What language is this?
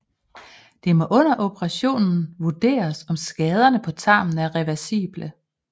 Danish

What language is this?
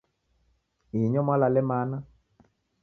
Taita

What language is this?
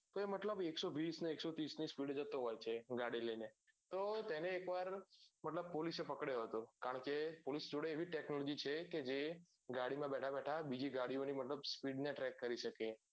Gujarati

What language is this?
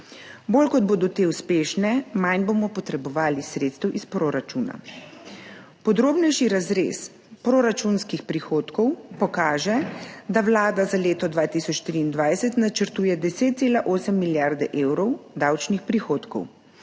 Slovenian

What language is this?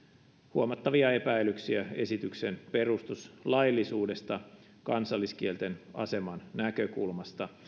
Finnish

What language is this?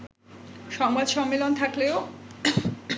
Bangla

